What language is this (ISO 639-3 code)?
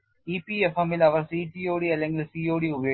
mal